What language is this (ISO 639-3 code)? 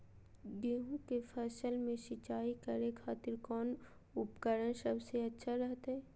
mag